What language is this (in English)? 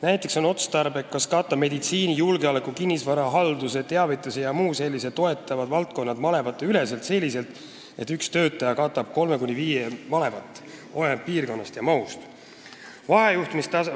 Estonian